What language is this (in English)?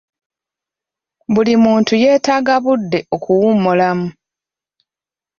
Ganda